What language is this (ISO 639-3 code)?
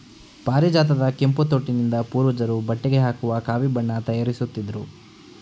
kan